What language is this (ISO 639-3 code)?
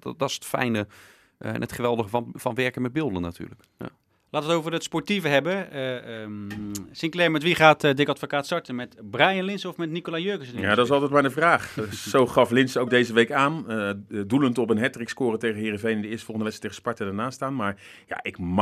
nld